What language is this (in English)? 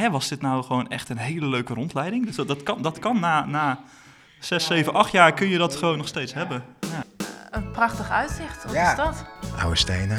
Dutch